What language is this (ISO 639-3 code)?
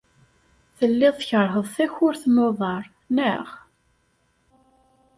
kab